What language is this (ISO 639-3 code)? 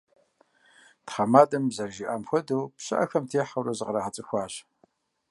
kbd